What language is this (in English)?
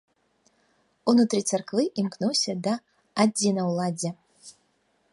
Belarusian